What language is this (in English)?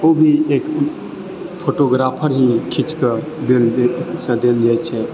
Maithili